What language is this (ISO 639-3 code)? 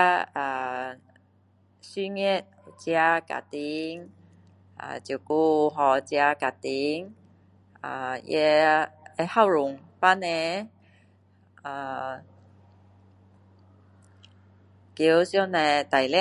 cdo